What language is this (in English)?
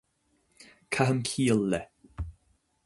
Irish